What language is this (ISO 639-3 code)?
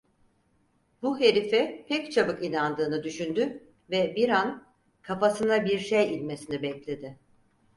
tur